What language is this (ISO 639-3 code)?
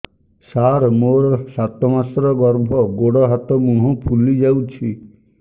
ori